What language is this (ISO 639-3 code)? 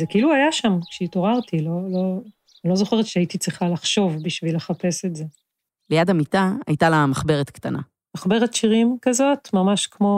heb